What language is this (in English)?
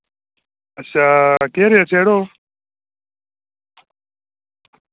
Dogri